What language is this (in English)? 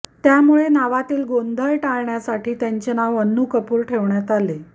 Marathi